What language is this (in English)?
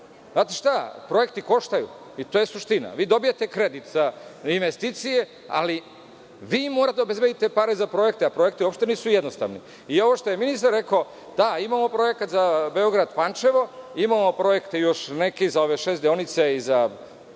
Serbian